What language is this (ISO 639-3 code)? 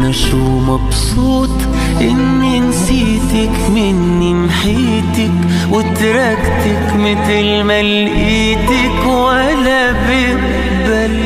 ara